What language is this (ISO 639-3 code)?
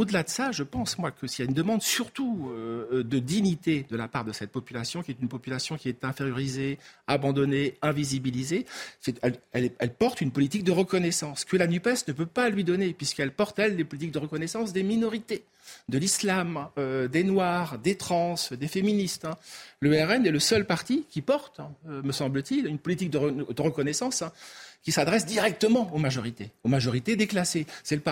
fra